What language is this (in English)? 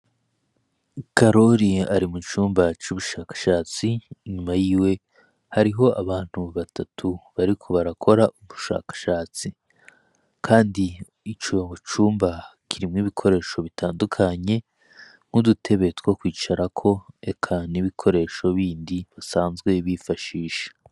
Rundi